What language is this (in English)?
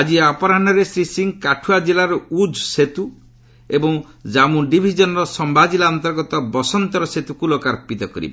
Odia